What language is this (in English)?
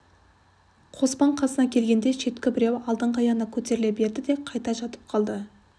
Kazakh